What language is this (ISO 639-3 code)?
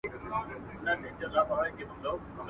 pus